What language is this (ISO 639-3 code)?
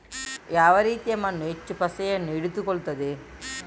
kan